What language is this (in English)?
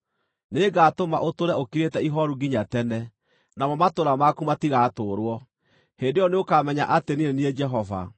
Kikuyu